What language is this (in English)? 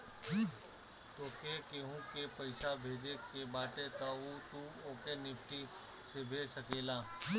Bhojpuri